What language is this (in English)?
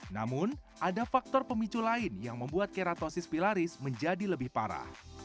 Indonesian